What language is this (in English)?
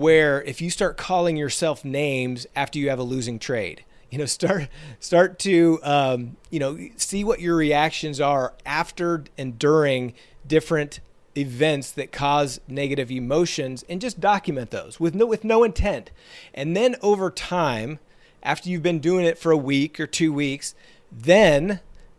English